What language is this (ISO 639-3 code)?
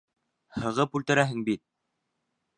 bak